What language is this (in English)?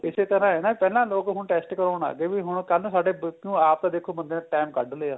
Punjabi